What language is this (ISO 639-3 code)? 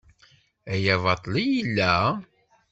kab